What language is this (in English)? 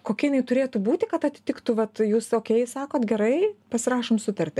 Lithuanian